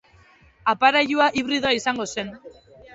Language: Basque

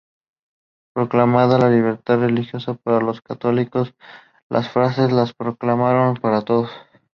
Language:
Spanish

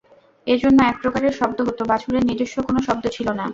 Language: Bangla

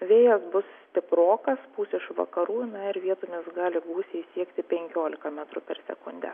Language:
Lithuanian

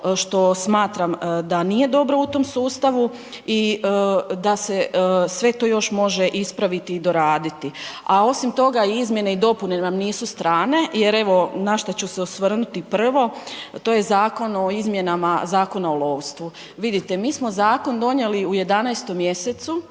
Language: Croatian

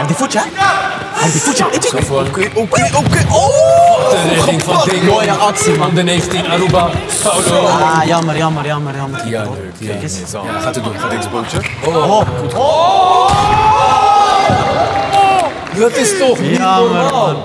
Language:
Dutch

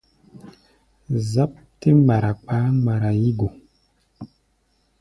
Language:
Gbaya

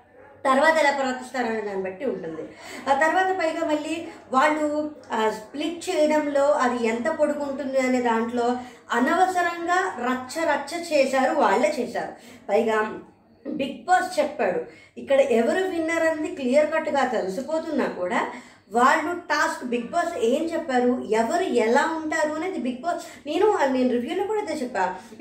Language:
Telugu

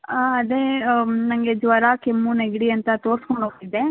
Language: Kannada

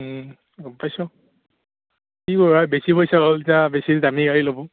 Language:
Assamese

